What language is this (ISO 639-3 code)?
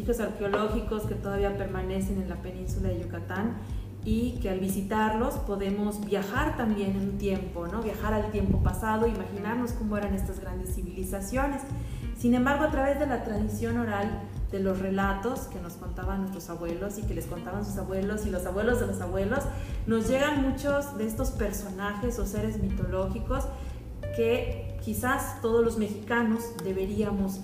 spa